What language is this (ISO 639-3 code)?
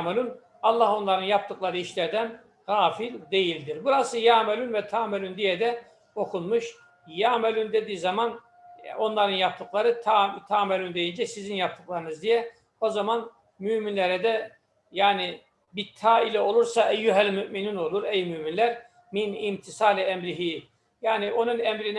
tur